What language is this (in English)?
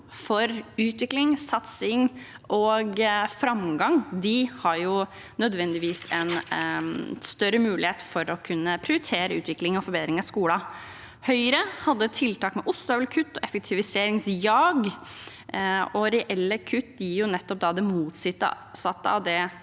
Norwegian